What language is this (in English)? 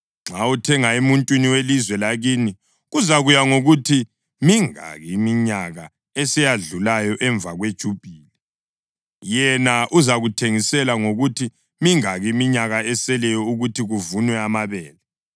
North Ndebele